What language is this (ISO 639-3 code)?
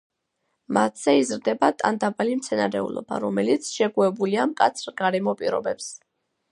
kat